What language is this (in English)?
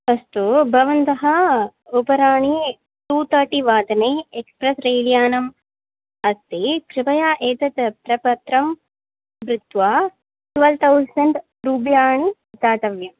Sanskrit